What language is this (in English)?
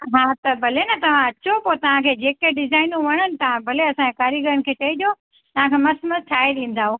Sindhi